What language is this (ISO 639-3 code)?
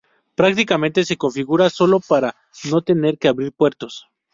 spa